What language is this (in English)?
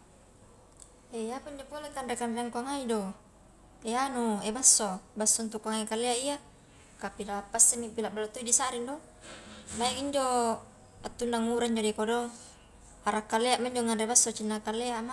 Highland Konjo